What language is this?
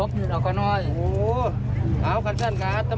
Thai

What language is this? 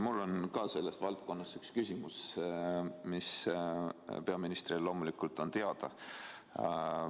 Estonian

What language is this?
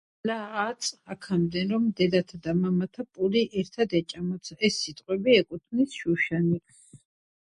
Georgian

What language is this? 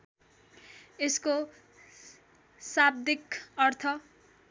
Nepali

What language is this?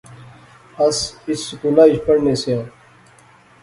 Pahari-Potwari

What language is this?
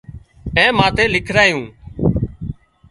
Wadiyara Koli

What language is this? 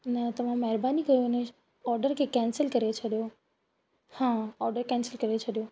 Sindhi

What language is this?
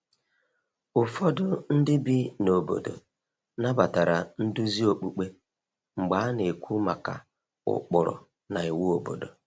Igbo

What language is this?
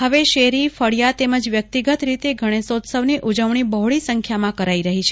Gujarati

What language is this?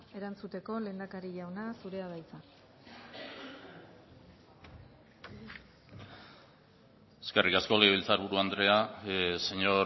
Basque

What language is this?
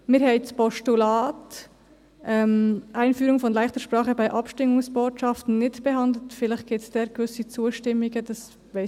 Swiss German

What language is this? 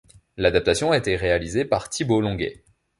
French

